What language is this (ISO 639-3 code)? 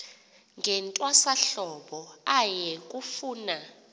xho